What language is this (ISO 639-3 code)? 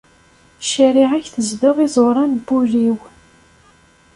kab